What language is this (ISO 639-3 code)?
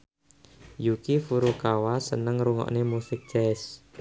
jav